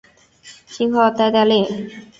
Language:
Chinese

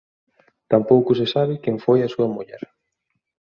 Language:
Galician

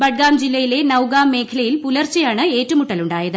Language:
Malayalam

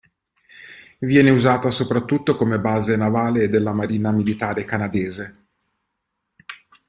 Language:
Italian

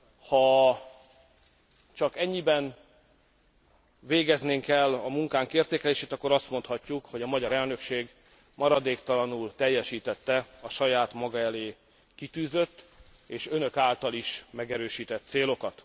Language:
Hungarian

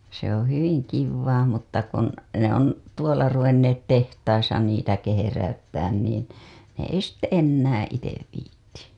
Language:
Finnish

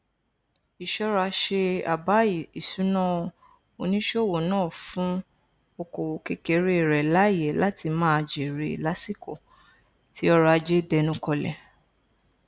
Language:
Yoruba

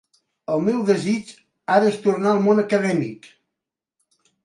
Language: Catalan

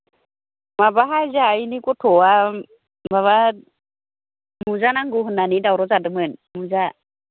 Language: Bodo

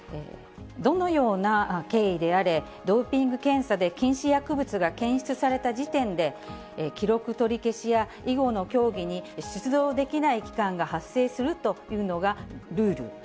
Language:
Japanese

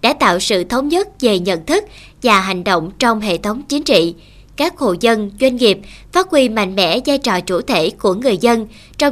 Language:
Vietnamese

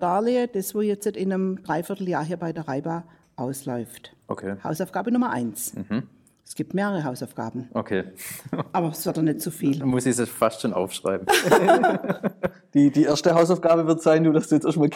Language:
German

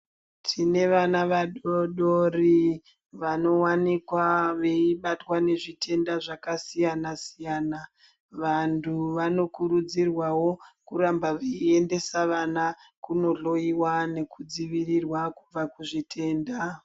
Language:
Ndau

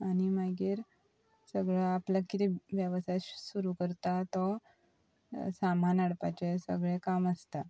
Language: Konkani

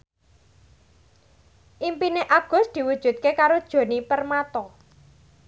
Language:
Javanese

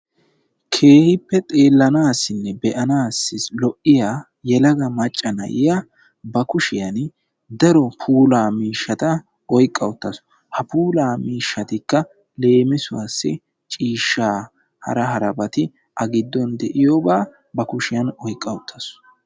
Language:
Wolaytta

